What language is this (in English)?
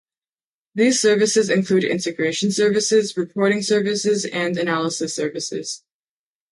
English